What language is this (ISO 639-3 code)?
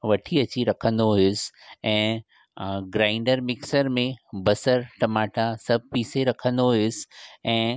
snd